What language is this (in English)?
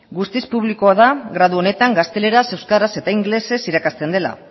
Basque